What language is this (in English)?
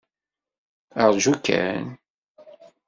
Kabyle